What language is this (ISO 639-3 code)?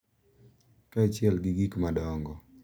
luo